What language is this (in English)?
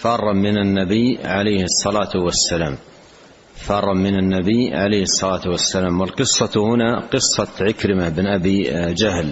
Arabic